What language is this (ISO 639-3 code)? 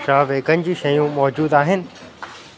snd